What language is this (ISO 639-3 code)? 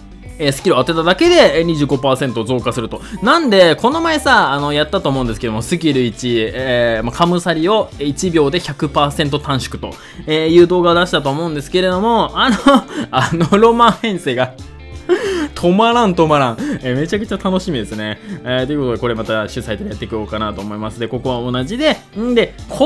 jpn